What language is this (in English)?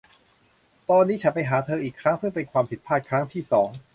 Thai